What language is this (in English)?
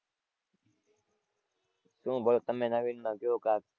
Gujarati